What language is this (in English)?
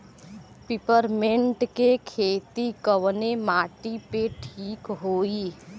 Bhojpuri